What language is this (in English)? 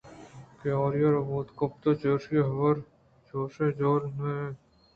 Eastern Balochi